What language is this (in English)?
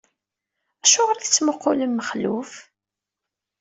Kabyle